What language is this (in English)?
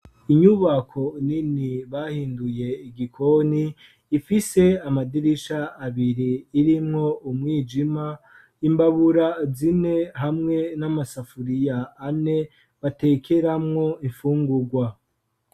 Rundi